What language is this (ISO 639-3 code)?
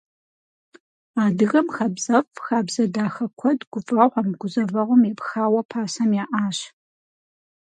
kbd